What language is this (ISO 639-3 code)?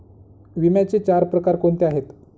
mar